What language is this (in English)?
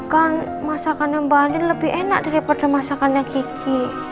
Indonesian